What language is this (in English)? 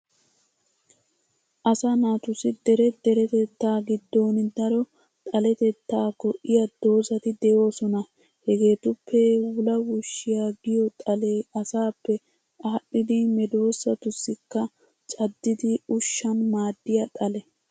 Wolaytta